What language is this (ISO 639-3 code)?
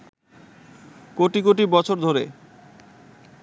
ben